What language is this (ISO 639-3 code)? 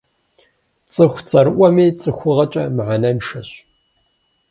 kbd